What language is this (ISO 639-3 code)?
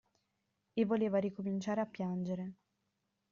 ita